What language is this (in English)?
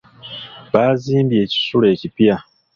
Ganda